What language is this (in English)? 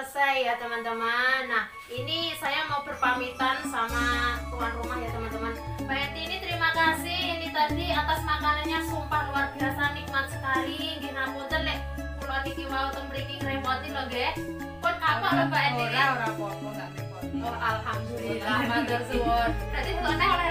Indonesian